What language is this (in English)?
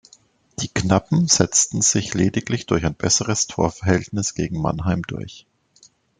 German